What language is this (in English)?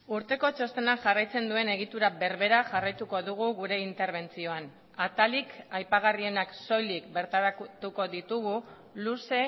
Basque